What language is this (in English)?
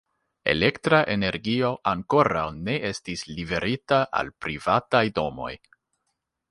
Esperanto